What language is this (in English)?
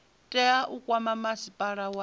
Venda